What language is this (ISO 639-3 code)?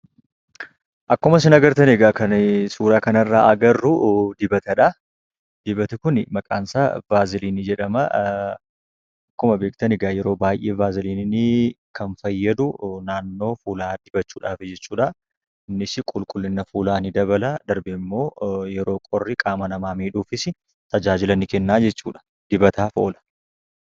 orm